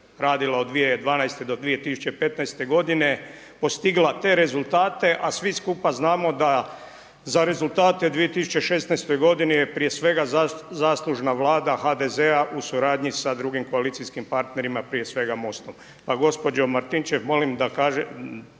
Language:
Croatian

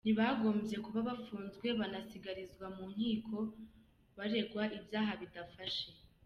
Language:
Kinyarwanda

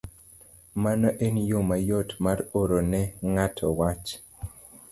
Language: Luo (Kenya and Tanzania)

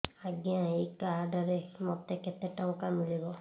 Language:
Odia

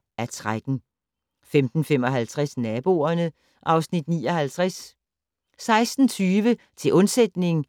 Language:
Danish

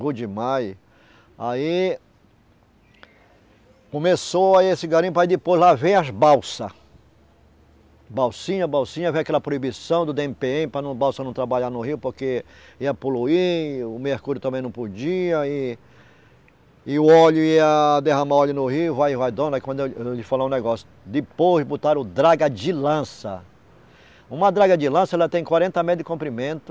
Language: Portuguese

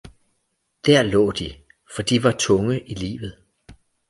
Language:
Danish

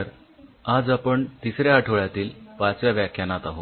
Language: Marathi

